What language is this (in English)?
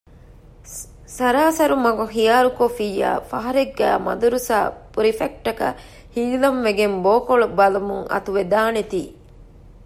Divehi